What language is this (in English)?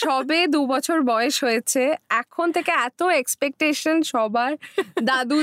Bangla